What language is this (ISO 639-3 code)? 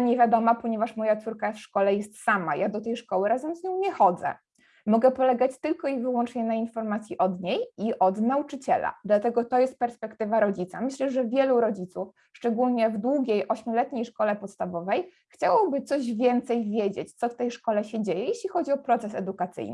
pol